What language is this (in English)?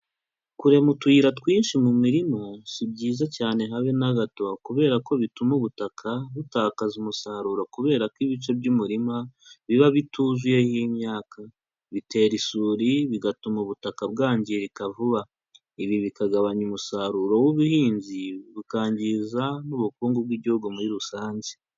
Kinyarwanda